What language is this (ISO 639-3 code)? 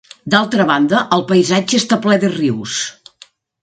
cat